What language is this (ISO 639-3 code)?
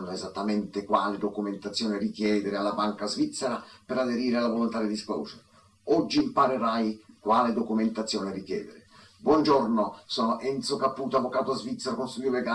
ita